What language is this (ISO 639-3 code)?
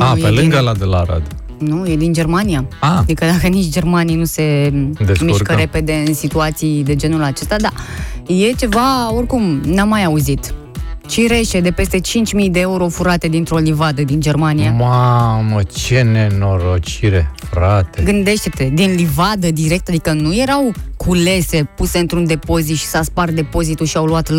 ron